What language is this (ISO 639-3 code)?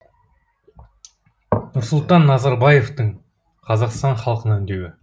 kaz